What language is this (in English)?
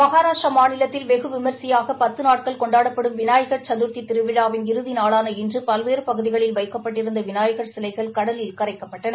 Tamil